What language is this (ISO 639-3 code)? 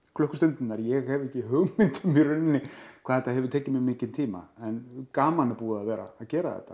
isl